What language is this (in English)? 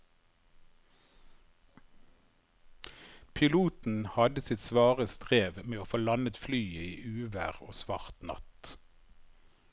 Norwegian